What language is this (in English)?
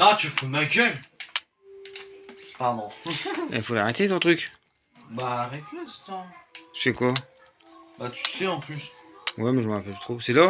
French